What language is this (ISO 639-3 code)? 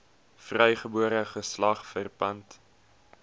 afr